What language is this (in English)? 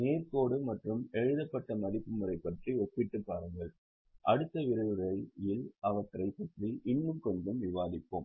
Tamil